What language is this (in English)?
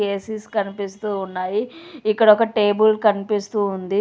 Telugu